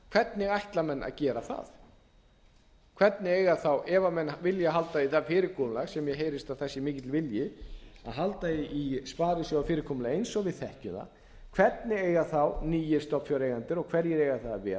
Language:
Icelandic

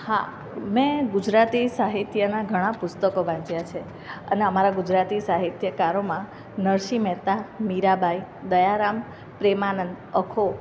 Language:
Gujarati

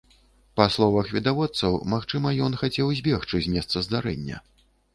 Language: Belarusian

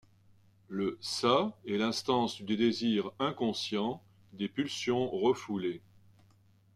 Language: French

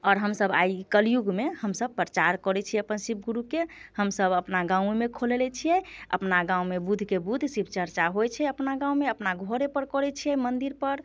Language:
Maithili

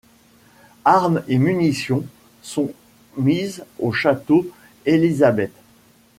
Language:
French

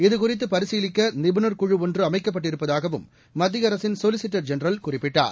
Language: Tamil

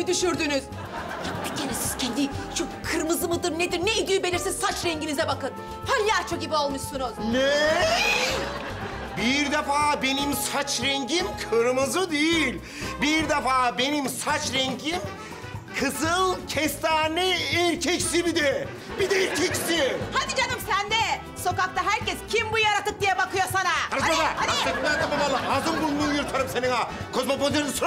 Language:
Turkish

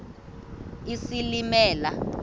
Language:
Xhosa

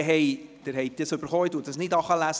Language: Swiss German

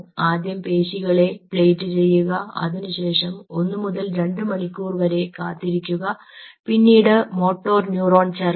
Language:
Malayalam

